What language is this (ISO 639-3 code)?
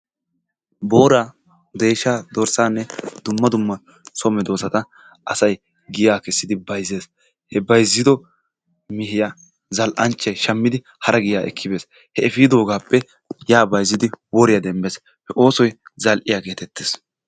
wal